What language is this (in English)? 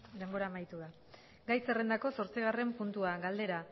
Basque